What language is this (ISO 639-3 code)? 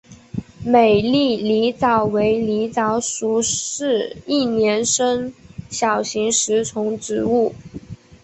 zho